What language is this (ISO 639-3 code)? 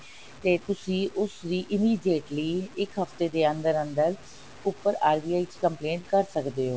pan